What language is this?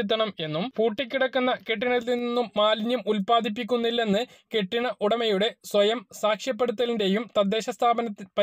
Malayalam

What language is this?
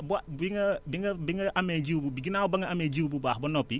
Wolof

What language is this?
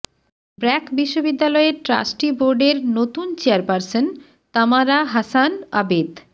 Bangla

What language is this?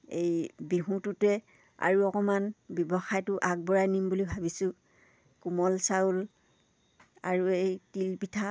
Assamese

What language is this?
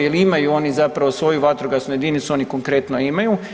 Croatian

